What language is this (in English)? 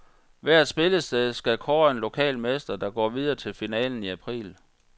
Danish